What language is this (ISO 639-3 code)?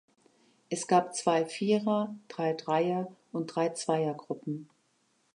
deu